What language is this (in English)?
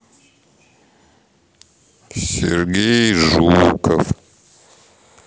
Russian